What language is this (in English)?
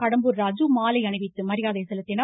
Tamil